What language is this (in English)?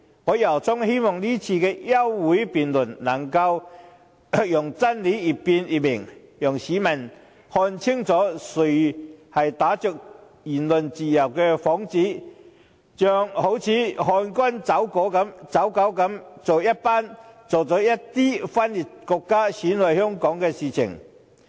Cantonese